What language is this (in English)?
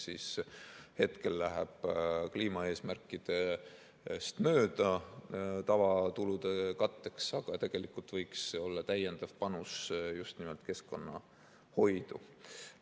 Estonian